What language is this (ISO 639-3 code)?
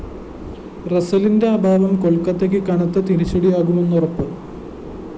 mal